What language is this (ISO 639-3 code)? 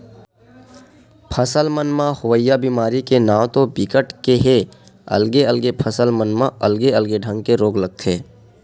hne